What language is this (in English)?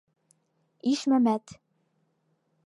Bashkir